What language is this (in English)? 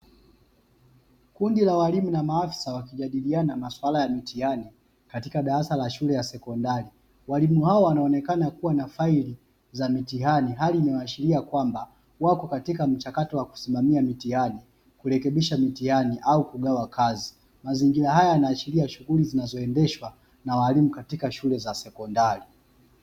Swahili